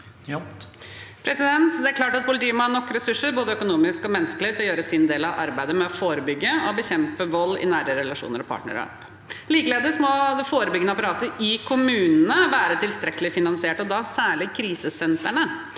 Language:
Norwegian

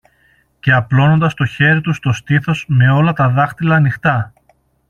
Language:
Greek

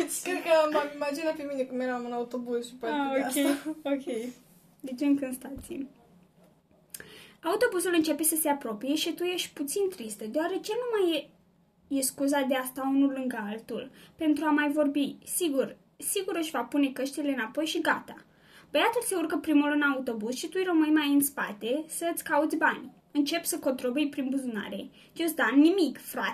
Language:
Romanian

